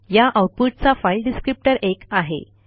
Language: Marathi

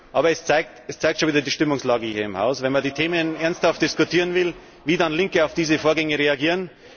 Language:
German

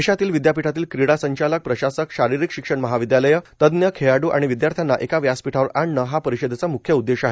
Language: Marathi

